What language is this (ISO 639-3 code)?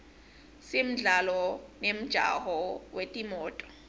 ssw